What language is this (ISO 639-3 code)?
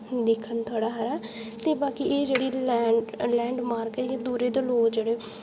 doi